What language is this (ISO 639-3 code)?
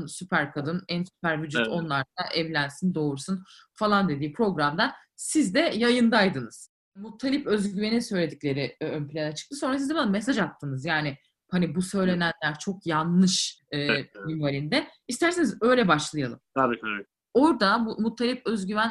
tur